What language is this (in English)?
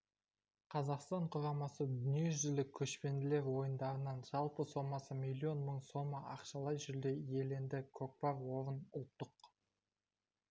Kazakh